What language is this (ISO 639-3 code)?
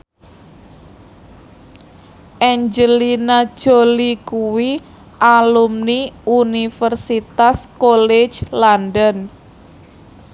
jav